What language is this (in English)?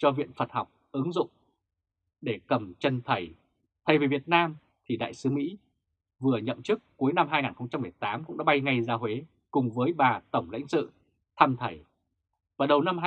Vietnamese